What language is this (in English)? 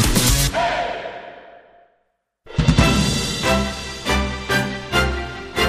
Korean